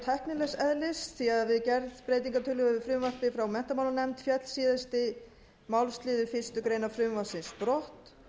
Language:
Icelandic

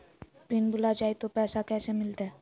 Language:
Magahi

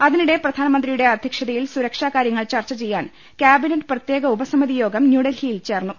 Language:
Malayalam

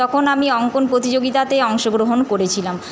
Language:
Bangla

